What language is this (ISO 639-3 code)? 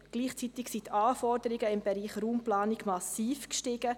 gsw